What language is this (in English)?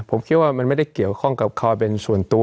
Thai